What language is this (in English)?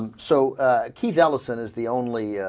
English